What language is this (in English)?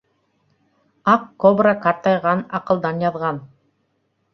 Bashkir